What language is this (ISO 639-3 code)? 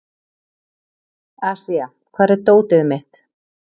isl